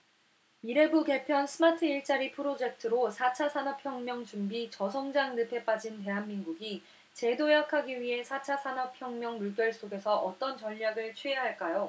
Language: Korean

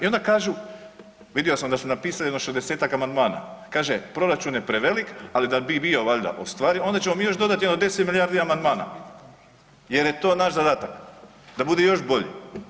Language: Croatian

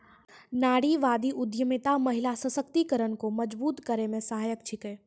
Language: Maithili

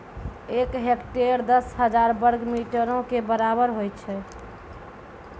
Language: Maithili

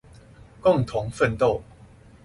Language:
Chinese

